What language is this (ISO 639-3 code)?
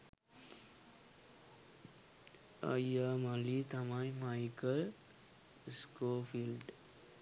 sin